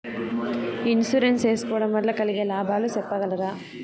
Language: Telugu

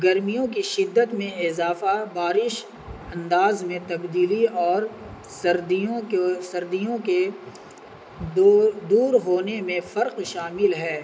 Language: Urdu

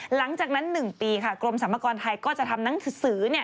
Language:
Thai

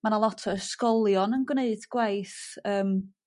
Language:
Welsh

